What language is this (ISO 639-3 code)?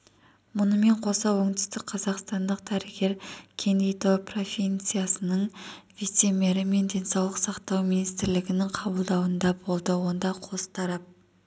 kaz